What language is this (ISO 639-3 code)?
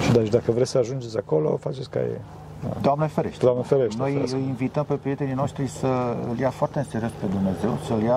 ron